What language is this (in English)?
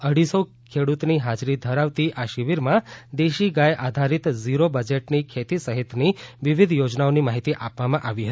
Gujarati